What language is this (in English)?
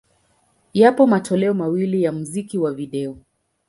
Swahili